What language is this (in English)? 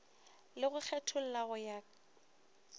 Northern Sotho